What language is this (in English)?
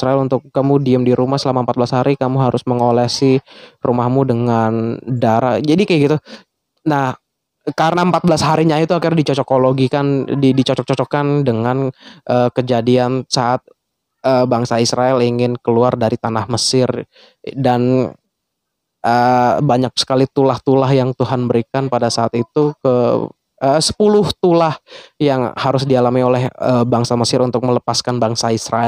Indonesian